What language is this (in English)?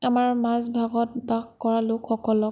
Assamese